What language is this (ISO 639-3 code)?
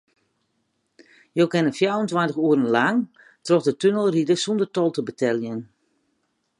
fry